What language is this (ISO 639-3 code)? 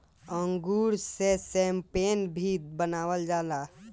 bho